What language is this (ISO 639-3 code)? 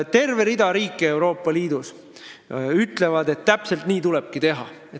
est